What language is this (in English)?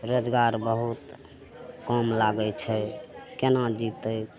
Maithili